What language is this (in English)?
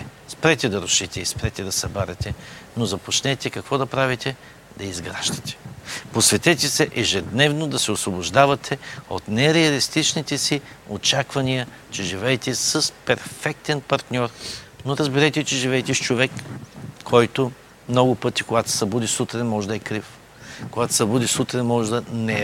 Bulgarian